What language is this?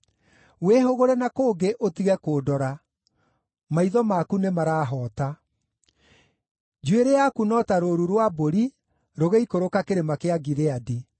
Kikuyu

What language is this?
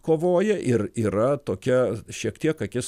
Lithuanian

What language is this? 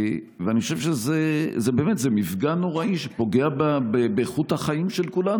Hebrew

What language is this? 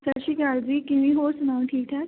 Punjabi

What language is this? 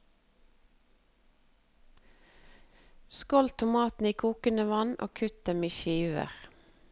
Norwegian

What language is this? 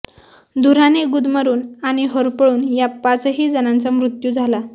Marathi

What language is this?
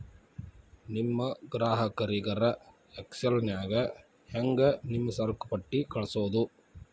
Kannada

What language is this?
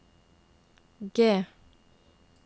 Norwegian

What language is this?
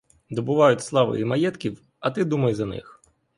Ukrainian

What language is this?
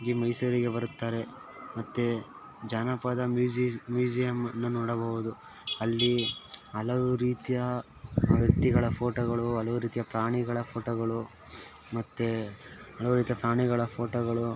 Kannada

